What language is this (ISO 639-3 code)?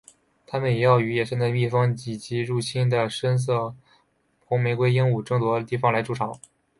zho